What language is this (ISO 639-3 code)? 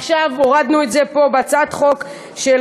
heb